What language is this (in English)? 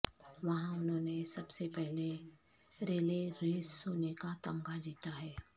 Urdu